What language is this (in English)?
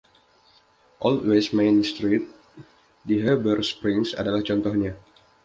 Indonesian